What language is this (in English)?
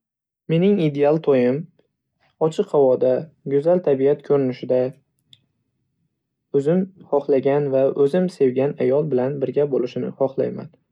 Uzbek